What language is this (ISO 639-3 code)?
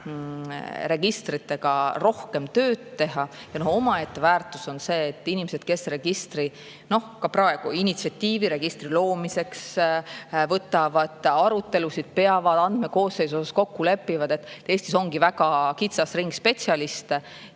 est